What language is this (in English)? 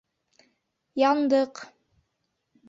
Bashkir